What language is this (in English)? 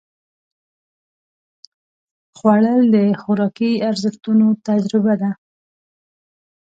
Pashto